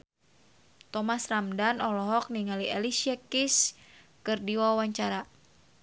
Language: Sundanese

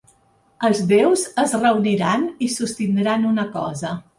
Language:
Catalan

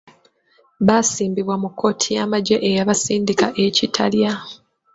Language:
Ganda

